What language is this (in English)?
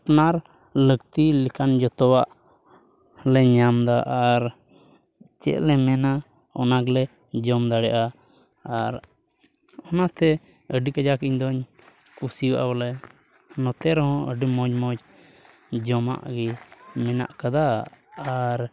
Santali